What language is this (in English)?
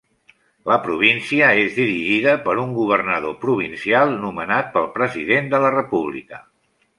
Catalan